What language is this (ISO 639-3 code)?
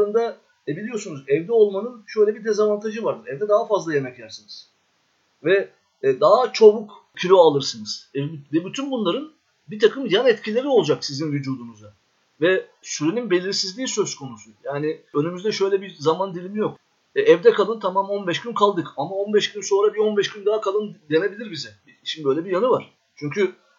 tur